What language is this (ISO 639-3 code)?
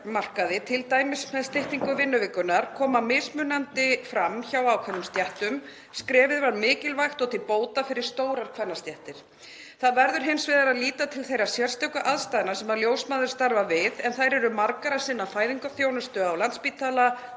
isl